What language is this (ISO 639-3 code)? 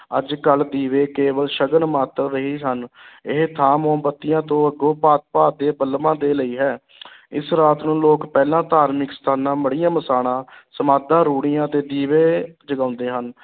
pan